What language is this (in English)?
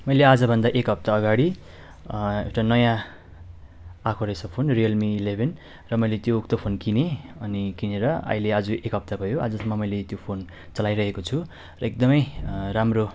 Nepali